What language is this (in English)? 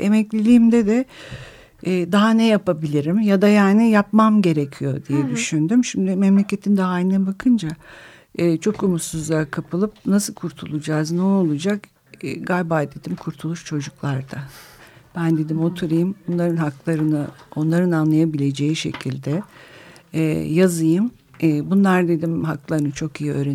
Turkish